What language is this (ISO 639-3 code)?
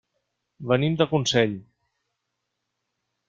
cat